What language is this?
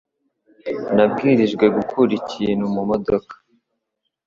Kinyarwanda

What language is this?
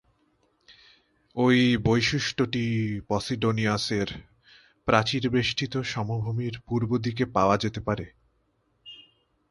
Bangla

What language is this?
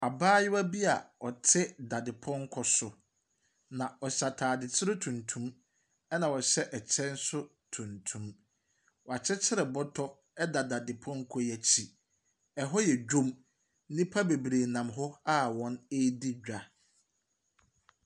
Akan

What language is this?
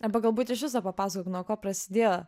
Lithuanian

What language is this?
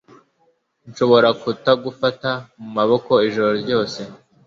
Kinyarwanda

